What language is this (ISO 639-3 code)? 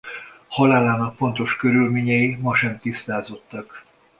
hun